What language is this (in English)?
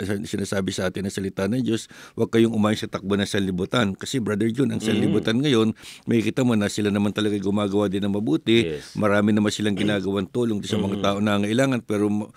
Filipino